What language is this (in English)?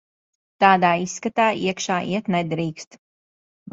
Latvian